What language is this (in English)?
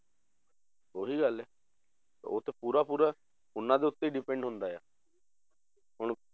Punjabi